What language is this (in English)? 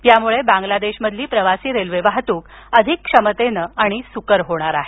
Marathi